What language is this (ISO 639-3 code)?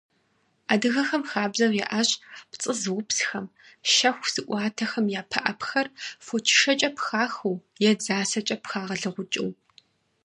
kbd